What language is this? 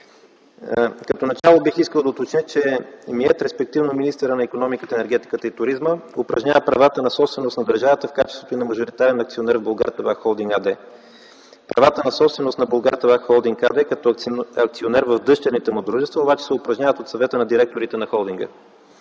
Bulgarian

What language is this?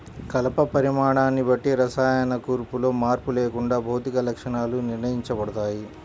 Telugu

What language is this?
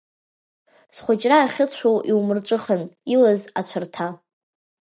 Abkhazian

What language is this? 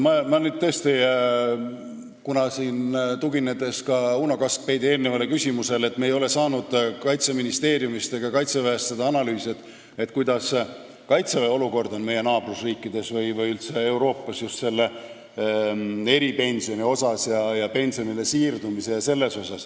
Estonian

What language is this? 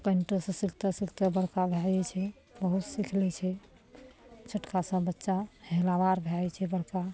Maithili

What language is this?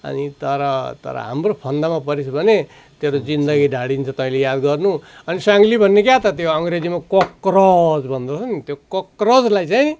Nepali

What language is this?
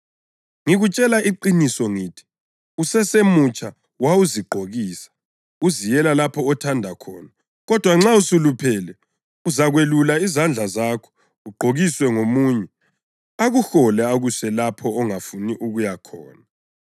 North Ndebele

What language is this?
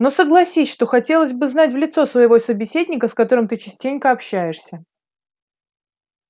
Russian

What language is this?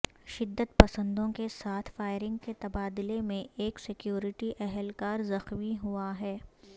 Urdu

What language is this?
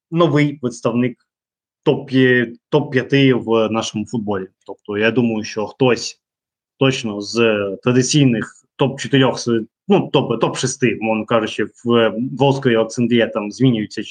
Ukrainian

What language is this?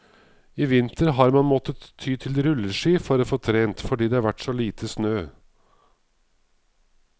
Norwegian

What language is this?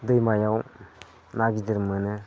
Bodo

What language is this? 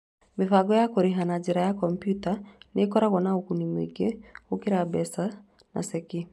Kikuyu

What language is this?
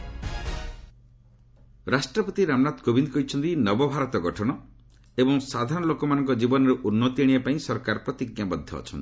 Odia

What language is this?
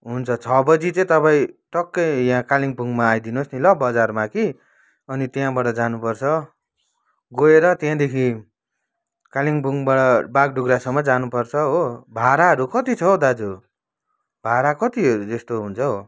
Nepali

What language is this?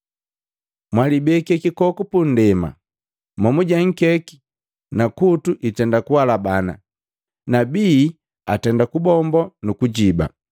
Matengo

